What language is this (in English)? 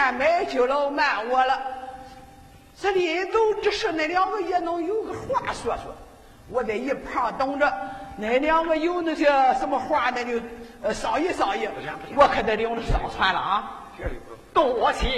Chinese